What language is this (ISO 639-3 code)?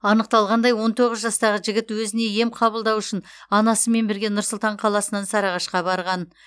kaz